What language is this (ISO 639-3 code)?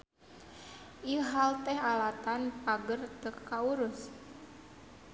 sun